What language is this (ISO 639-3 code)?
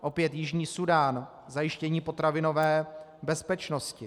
ces